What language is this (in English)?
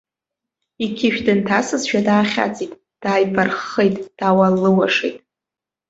Abkhazian